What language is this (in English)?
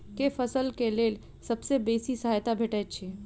Maithili